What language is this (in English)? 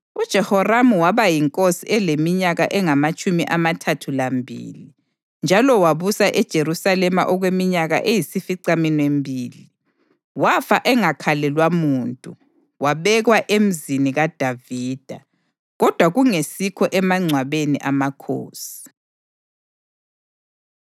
North Ndebele